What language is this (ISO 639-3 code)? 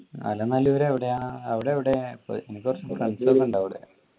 mal